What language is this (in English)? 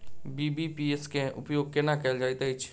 Maithili